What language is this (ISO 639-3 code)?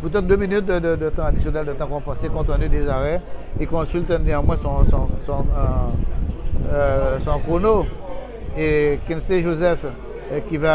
fra